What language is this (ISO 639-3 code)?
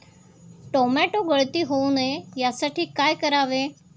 mar